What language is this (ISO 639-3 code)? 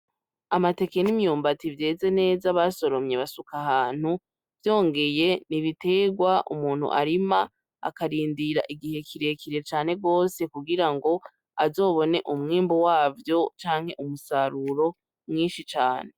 run